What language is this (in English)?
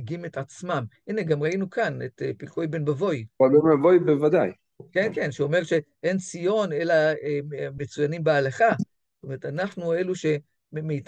Hebrew